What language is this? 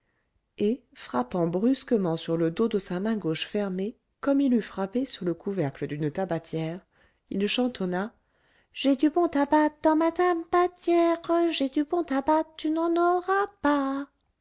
French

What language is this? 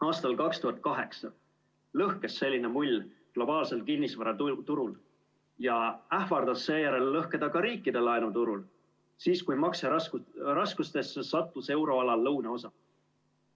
Estonian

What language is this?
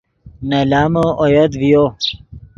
Yidgha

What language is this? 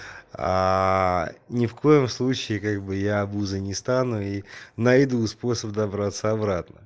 Russian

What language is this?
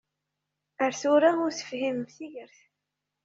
Kabyle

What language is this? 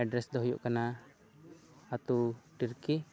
Santali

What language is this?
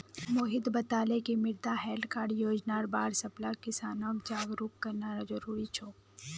Magahi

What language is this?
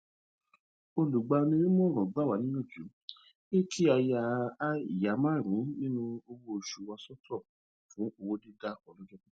Yoruba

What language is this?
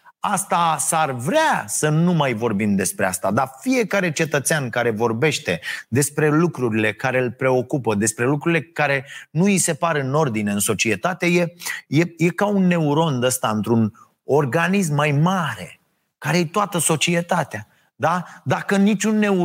Romanian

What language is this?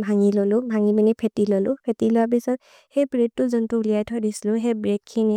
Maria (India)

